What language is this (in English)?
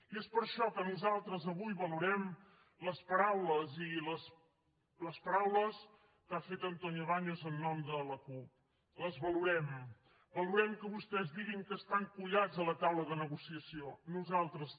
Catalan